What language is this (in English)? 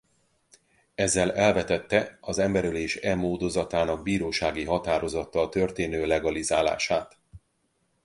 Hungarian